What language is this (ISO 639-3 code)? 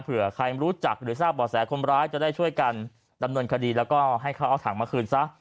tha